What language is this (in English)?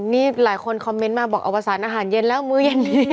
Thai